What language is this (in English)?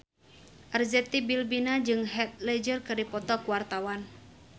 Sundanese